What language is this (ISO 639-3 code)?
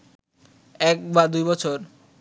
ben